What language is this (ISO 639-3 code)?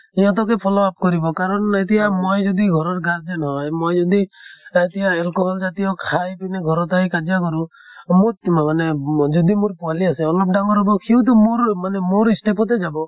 asm